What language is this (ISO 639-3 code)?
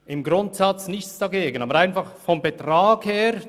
gsw